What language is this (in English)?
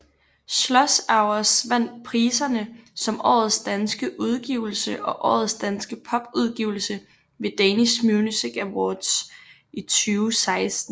Danish